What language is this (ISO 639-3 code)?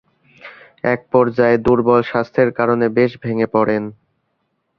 ben